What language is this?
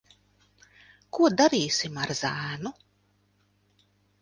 Latvian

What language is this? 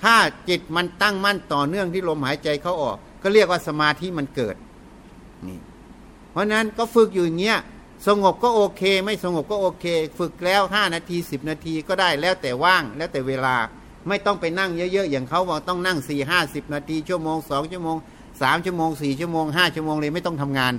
Thai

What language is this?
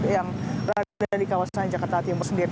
Indonesian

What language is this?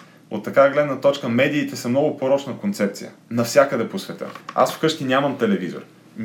Bulgarian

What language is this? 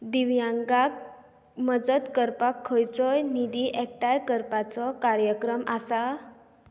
Konkani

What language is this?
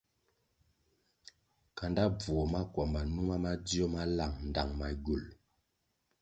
Kwasio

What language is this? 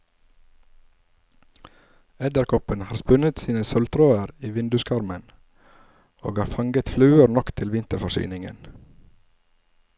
Norwegian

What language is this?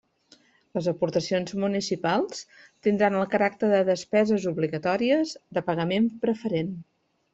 Catalan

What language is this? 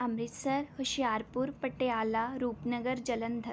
Punjabi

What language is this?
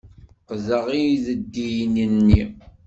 Kabyle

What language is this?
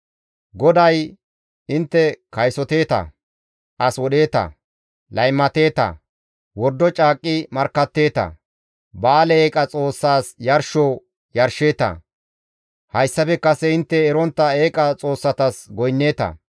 Gamo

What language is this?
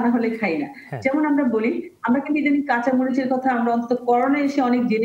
Bangla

